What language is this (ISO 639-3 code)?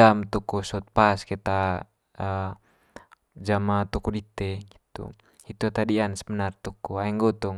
mqy